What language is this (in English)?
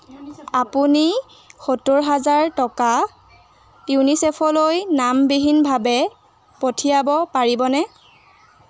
Assamese